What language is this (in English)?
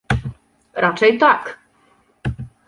Polish